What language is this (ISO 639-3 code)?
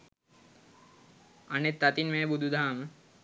sin